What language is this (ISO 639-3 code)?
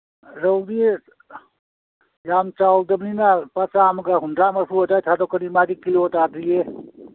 mni